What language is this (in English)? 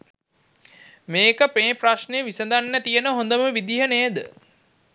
Sinhala